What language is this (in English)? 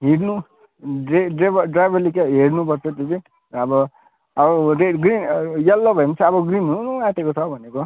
Nepali